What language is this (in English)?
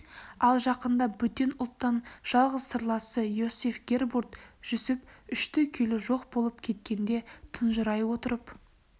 Kazakh